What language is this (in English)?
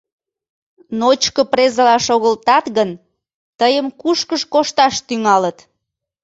Mari